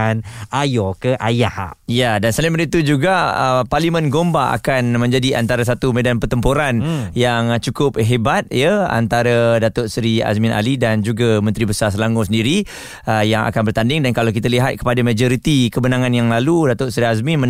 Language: Malay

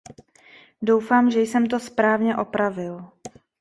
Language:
Czech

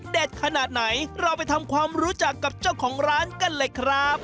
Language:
Thai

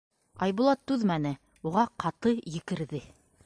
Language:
Bashkir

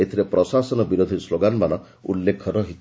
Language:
Odia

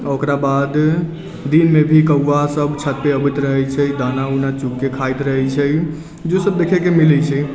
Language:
Maithili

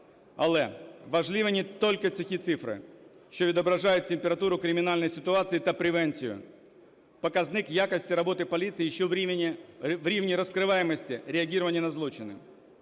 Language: Ukrainian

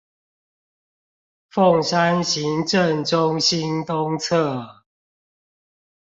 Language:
Chinese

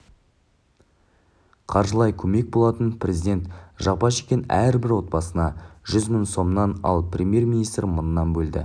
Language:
Kazakh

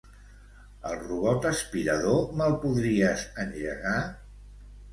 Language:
Catalan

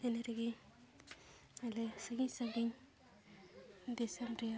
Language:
Santali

